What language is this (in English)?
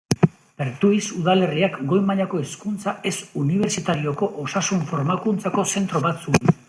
Basque